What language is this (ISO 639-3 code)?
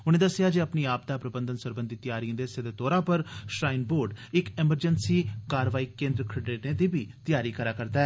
doi